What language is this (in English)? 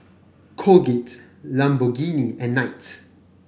English